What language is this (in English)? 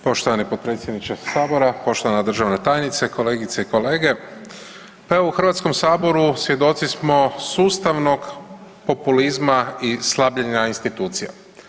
Croatian